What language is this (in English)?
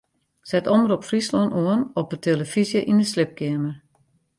Western Frisian